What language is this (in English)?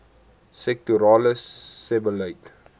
Afrikaans